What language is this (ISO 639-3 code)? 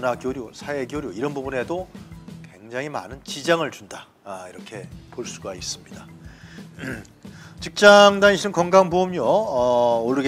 kor